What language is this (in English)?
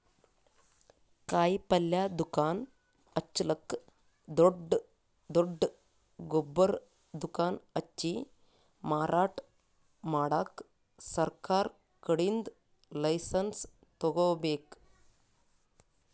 Kannada